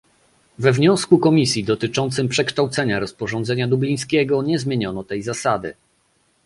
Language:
Polish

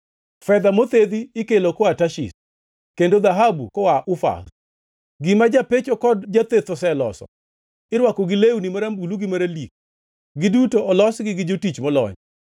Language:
Luo (Kenya and Tanzania)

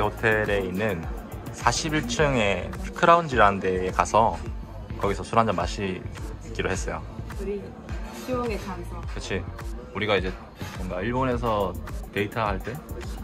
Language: Korean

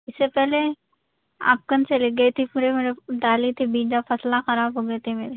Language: Urdu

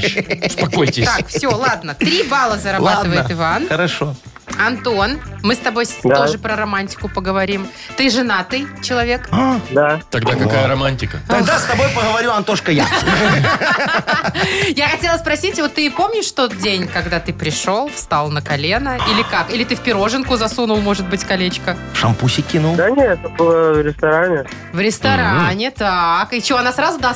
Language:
Russian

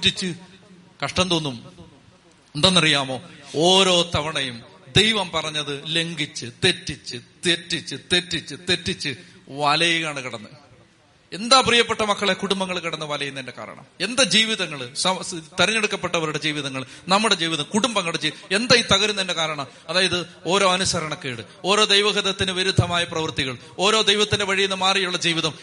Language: Malayalam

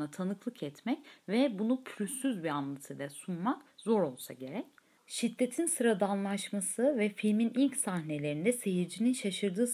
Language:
Turkish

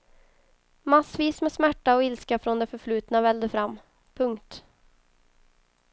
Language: Swedish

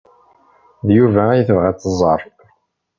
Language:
Kabyle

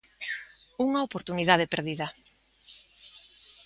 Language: Galician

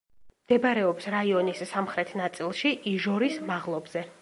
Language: Georgian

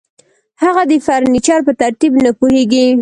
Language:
Pashto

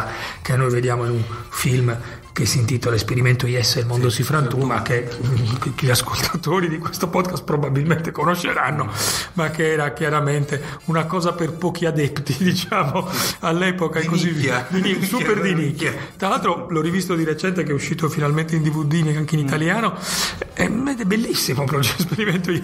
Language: Italian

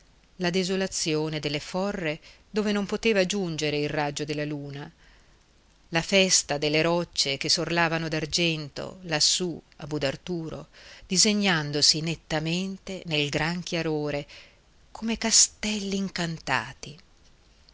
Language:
Italian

